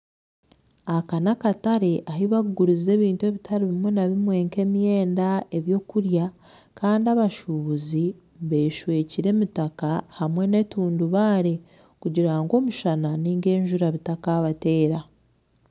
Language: Nyankole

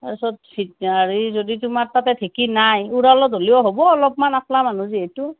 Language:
Assamese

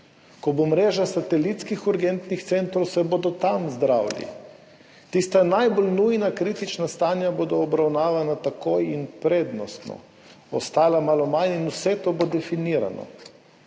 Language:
Slovenian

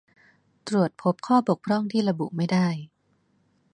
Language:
Thai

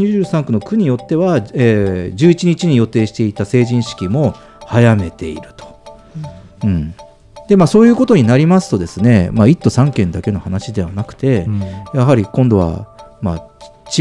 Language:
Japanese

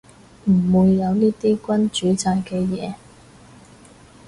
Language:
Cantonese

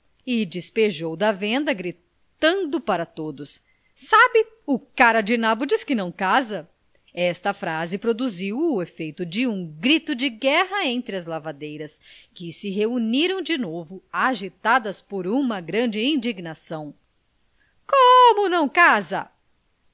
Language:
Portuguese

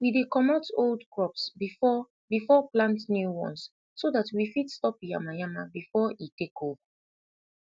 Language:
Nigerian Pidgin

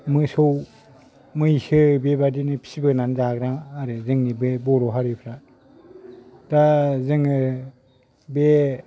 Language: Bodo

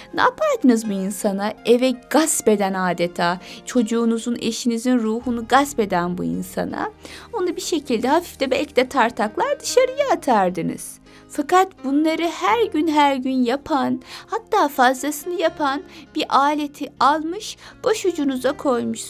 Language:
Turkish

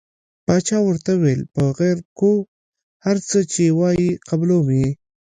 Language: Pashto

